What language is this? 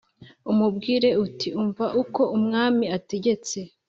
Kinyarwanda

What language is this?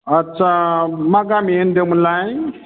Bodo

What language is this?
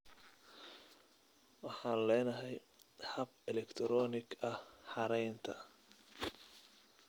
Somali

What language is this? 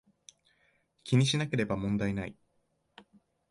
Japanese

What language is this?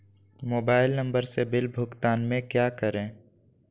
Magahi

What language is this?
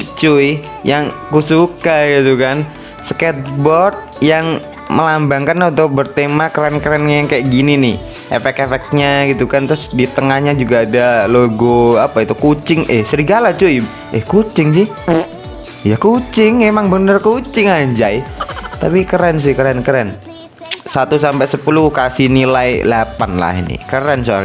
Indonesian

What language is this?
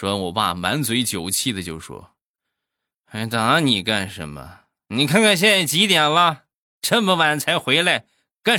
Chinese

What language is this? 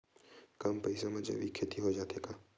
Chhattisgarhi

